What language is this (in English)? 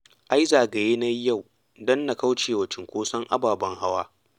Hausa